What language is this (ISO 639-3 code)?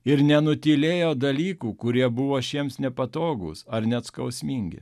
lit